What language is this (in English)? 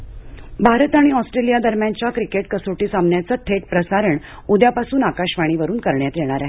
Marathi